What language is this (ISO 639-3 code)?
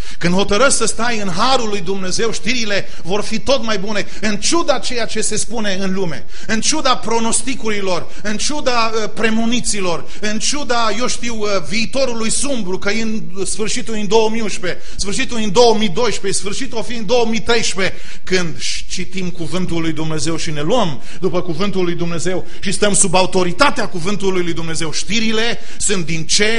ron